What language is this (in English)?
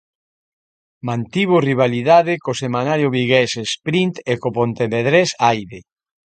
Galician